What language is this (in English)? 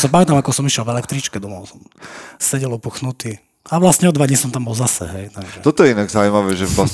Slovak